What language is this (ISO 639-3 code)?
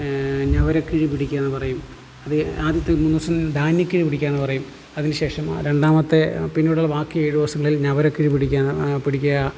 mal